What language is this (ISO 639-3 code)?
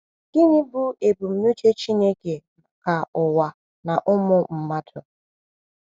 ibo